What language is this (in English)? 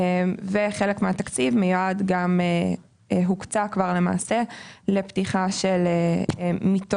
Hebrew